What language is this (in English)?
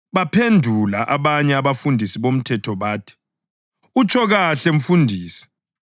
North Ndebele